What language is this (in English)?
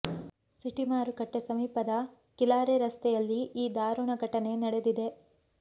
Kannada